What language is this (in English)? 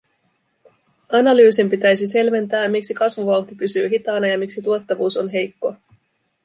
Finnish